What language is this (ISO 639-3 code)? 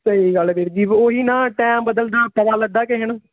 pan